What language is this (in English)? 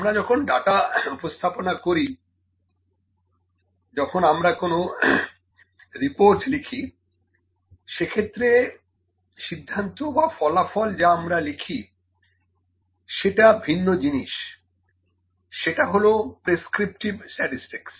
Bangla